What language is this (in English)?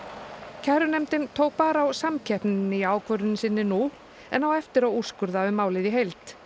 Icelandic